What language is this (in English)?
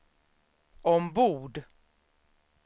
Swedish